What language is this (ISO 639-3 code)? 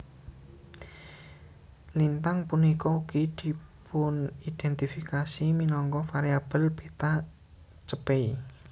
jav